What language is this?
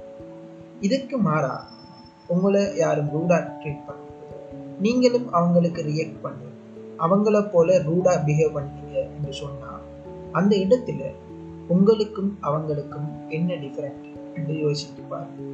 Tamil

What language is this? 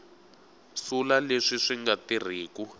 Tsonga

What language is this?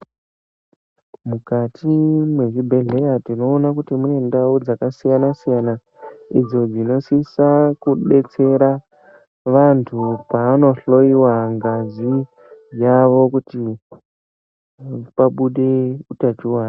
Ndau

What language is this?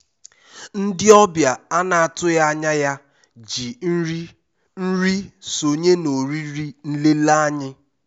Igbo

